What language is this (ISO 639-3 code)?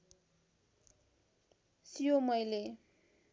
nep